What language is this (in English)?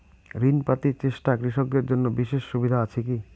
Bangla